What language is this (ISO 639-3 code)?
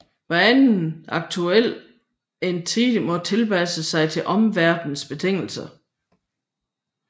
dan